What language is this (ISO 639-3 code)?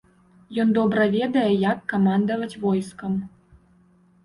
bel